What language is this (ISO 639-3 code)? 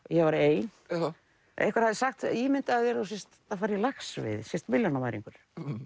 isl